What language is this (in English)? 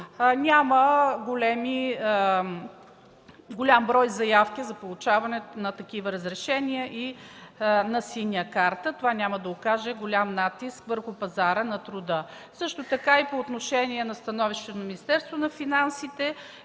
Bulgarian